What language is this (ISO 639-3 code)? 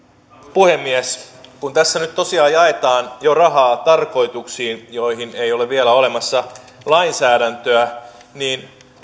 fin